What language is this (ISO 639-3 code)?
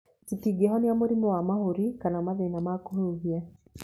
kik